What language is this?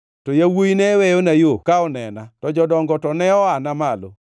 Luo (Kenya and Tanzania)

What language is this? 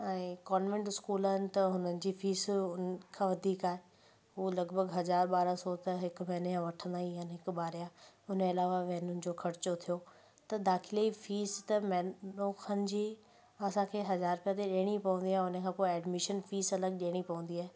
Sindhi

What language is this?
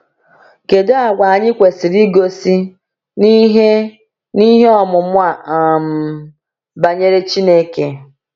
Igbo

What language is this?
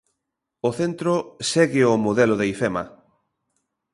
Galician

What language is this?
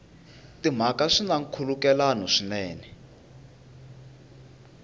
Tsonga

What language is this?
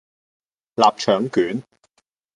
Cantonese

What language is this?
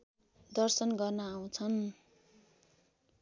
Nepali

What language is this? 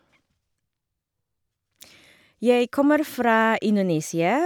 Norwegian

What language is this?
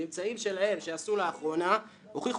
Hebrew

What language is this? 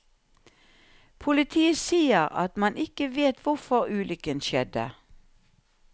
Norwegian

